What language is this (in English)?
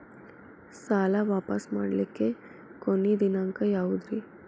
Kannada